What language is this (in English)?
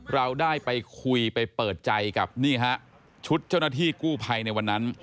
Thai